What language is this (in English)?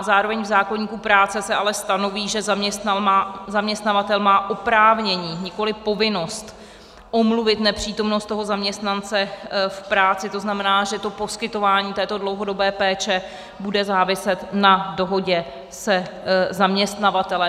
Czech